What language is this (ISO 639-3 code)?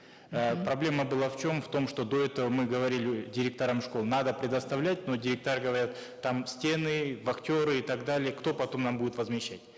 kaz